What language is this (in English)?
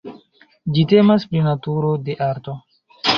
Esperanto